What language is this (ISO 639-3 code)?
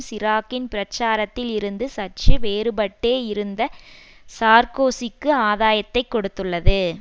tam